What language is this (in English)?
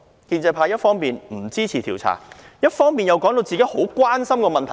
Cantonese